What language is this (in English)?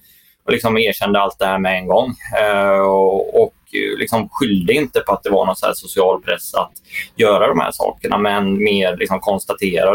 Swedish